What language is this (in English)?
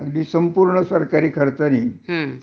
Marathi